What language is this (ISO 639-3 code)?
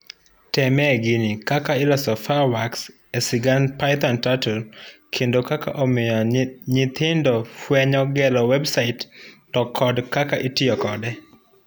luo